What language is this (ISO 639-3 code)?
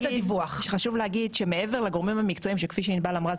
heb